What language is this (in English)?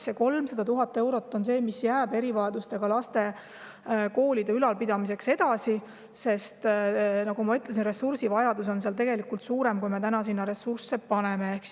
Estonian